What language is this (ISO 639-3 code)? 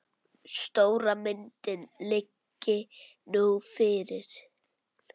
isl